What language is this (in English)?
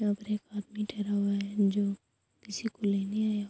Urdu